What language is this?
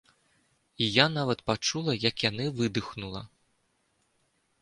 Belarusian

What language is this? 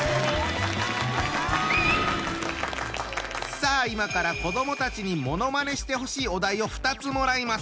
Japanese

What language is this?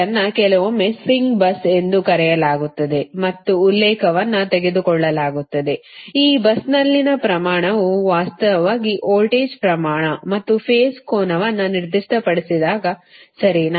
Kannada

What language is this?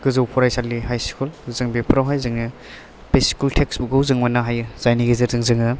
Bodo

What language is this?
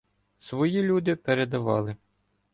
Ukrainian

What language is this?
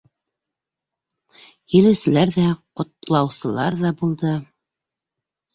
Bashkir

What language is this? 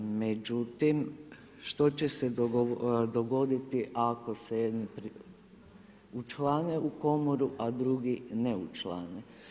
Croatian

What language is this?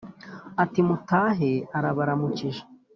Kinyarwanda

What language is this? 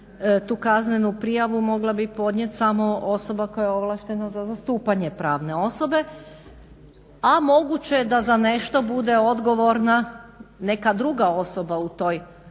Croatian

